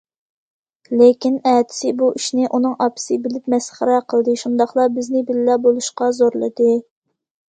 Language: Uyghur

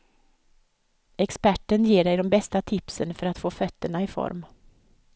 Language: Swedish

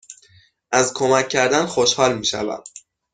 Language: Persian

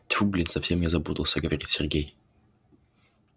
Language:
Russian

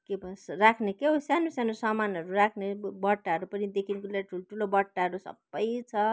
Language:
Nepali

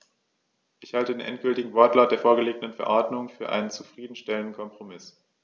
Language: German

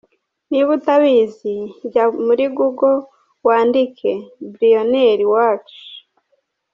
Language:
Kinyarwanda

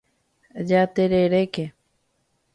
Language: Guarani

